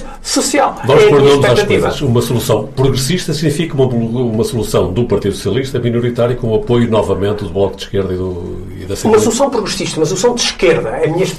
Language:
Portuguese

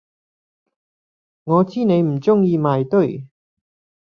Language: Cantonese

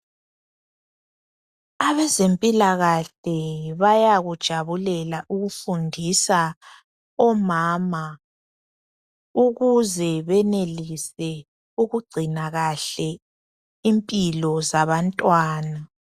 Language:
North Ndebele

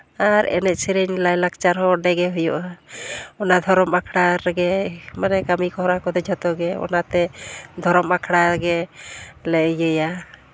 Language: Santali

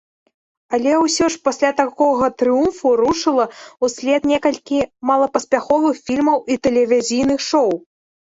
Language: Belarusian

